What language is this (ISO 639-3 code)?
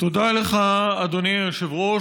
heb